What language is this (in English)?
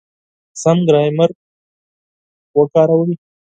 Pashto